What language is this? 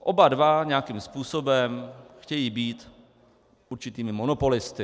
Czech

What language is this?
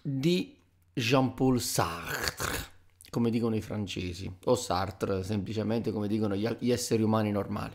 Italian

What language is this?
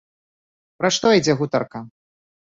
Belarusian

